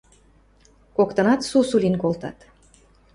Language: Western Mari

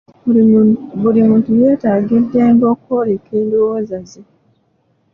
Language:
Ganda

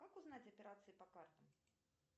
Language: Russian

